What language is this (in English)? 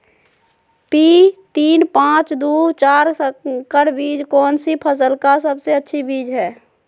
Magahi